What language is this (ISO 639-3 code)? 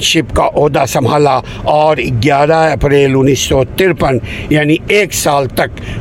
urd